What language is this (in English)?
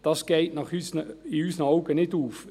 Swiss German